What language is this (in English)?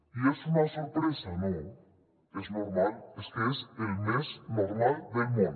Catalan